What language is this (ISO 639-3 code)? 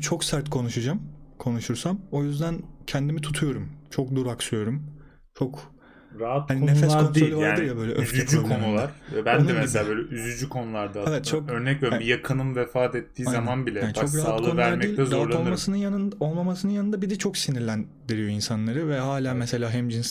tur